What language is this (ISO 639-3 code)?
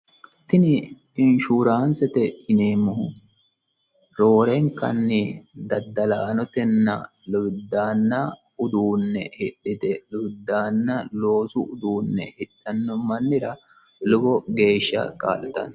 sid